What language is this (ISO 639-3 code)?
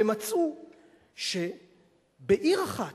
heb